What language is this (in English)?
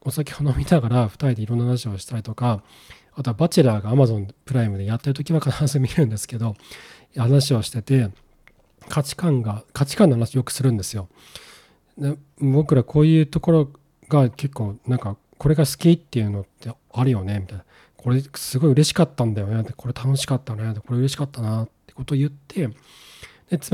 Japanese